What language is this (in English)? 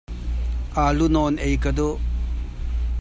Hakha Chin